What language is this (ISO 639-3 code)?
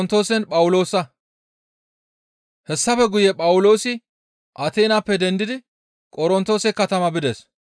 gmv